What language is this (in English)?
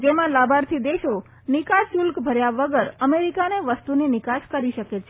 Gujarati